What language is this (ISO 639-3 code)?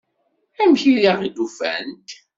kab